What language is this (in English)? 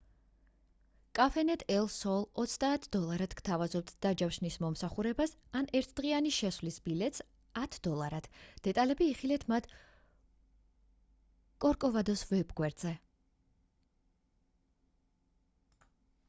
Georgian